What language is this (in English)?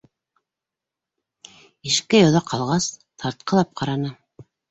Bashkir